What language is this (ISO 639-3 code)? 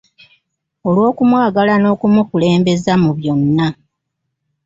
lug